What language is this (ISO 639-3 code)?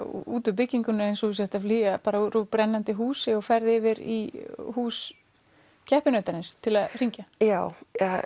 isl